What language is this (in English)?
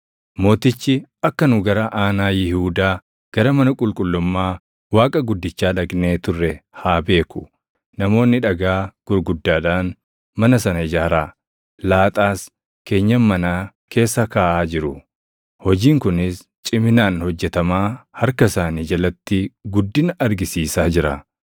Oromo